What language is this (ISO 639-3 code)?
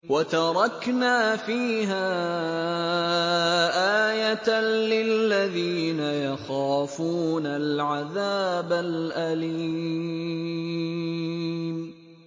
ara